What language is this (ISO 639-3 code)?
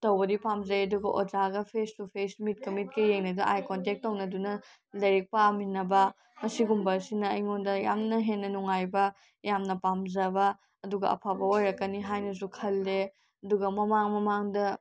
mni